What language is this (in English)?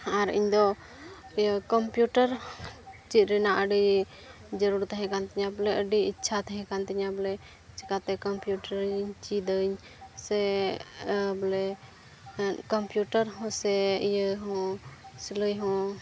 Santali